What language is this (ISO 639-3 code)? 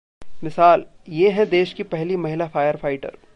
hin